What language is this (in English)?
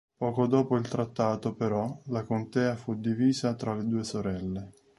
Italian